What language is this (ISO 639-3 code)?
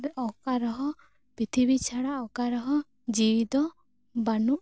sat